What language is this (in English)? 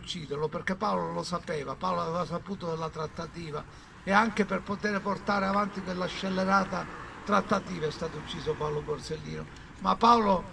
Italian